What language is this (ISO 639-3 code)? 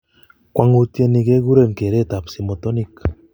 kln